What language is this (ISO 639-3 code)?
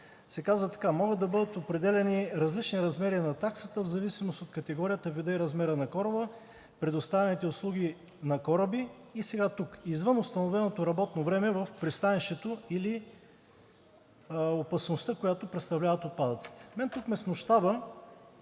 bul